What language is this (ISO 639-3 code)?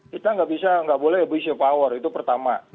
ind